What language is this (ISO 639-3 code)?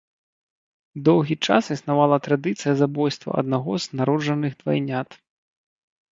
bel